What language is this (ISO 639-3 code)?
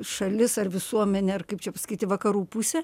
lit